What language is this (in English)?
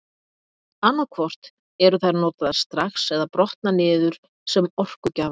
Icelandic